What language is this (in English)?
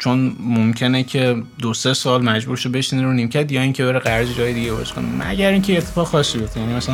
Persian